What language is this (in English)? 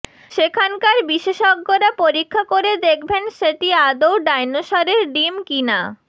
Bangla